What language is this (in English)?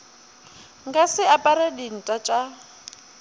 Northern Sotho